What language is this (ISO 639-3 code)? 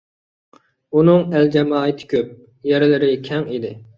uig